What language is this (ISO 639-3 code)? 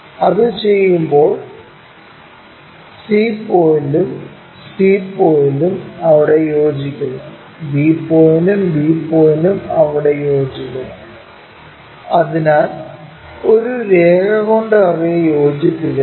mal